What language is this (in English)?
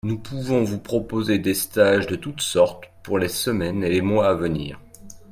French